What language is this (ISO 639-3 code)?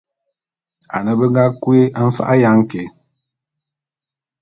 bum